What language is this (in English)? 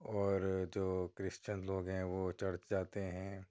Urdu